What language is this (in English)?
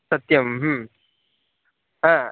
Sanskrit